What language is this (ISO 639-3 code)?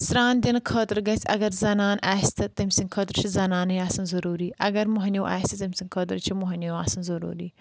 kas